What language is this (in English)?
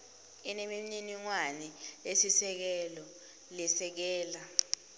Swati